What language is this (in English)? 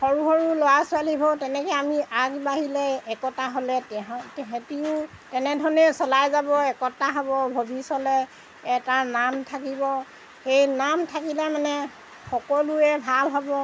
Assamese